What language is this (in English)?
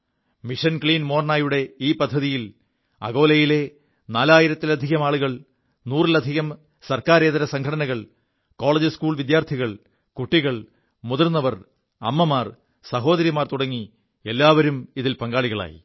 Malayalam